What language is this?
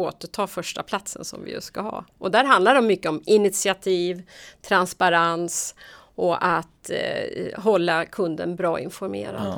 Swedish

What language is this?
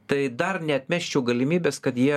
Lithuanian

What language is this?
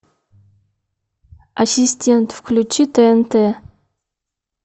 Russian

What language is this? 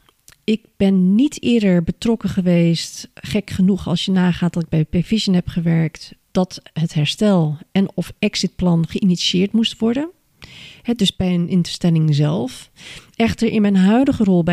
Dutch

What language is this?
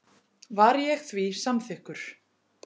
Icelandic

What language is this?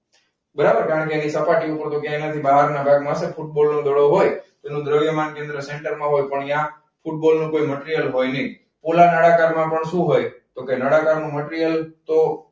Gujarati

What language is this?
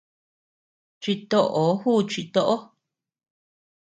Tepeuxila Cuicatec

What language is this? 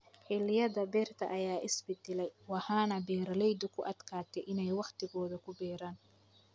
Somali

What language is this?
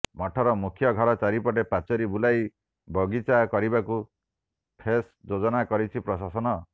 Odia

